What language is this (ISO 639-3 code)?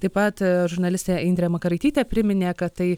lit